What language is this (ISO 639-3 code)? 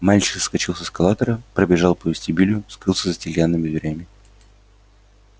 rus